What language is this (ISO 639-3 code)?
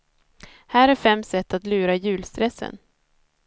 swe